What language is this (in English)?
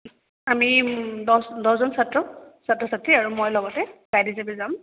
Assamese